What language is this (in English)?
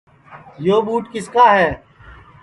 Sansi